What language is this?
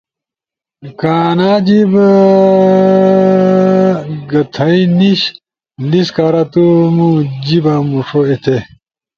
Ushojo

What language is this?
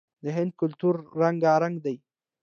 Pashto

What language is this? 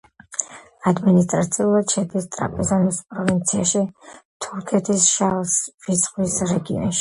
Georgian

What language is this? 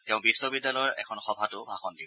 Assamese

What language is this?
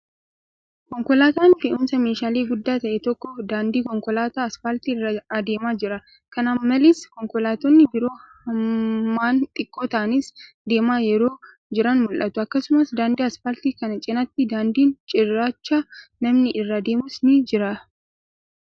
Oromo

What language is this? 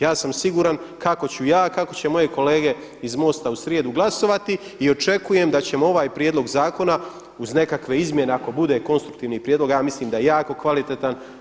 Croatian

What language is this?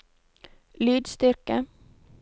Norwegian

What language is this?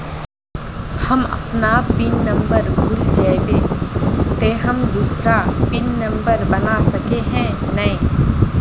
Magahi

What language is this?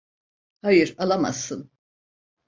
Turkish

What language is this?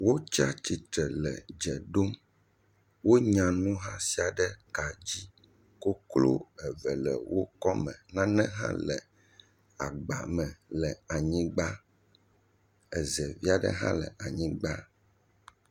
Ewe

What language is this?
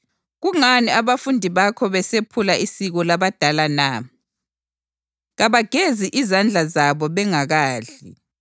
North Ndebele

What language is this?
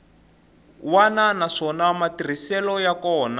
Tsonga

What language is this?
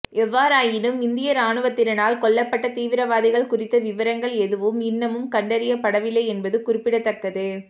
Tamil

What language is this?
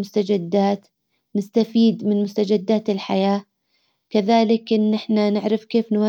Hijazi Arabic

